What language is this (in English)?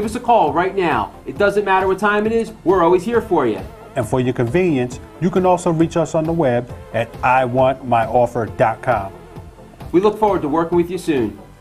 English